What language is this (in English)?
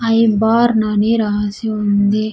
Telugu